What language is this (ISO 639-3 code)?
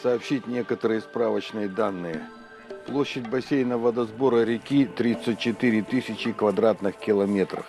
rus